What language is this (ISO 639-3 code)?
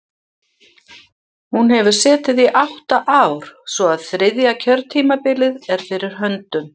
isl